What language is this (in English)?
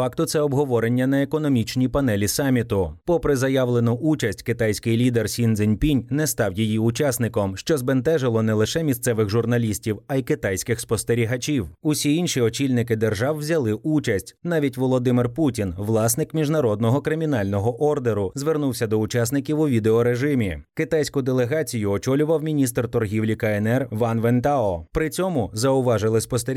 Ukrainian